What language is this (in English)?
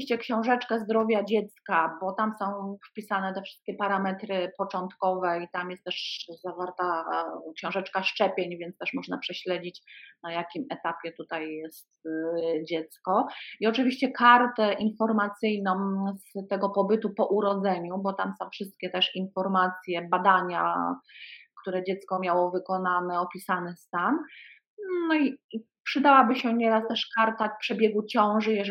Polish